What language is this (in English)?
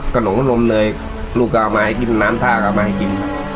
Thai